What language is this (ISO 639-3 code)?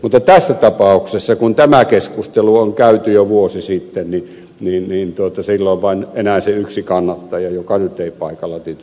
fin